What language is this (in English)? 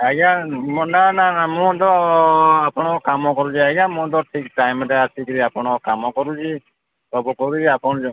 Odia